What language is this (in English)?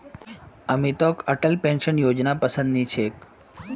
Magahi